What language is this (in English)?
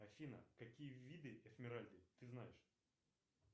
Russian